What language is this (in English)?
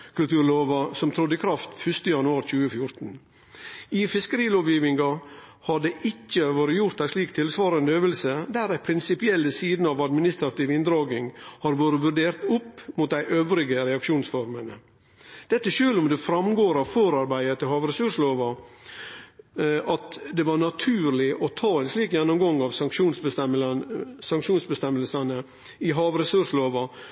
Norwegian Nynorsk